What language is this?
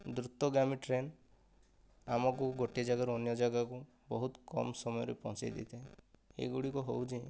Odia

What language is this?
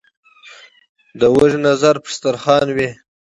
Pashto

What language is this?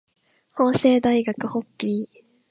Japanese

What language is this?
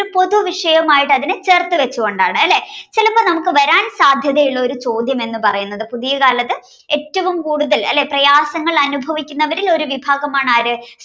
Malayalam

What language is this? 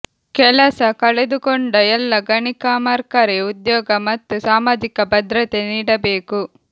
Kannada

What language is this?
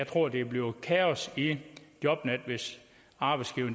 Danish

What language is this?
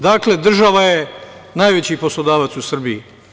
Serbian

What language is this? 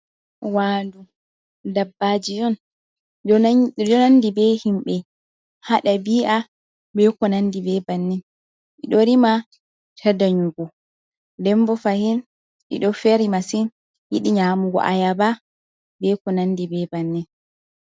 Fula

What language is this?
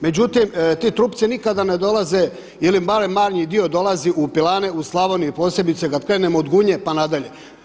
Croatian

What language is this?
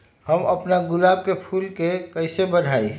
Magahi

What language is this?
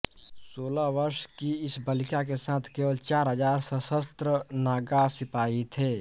Hindi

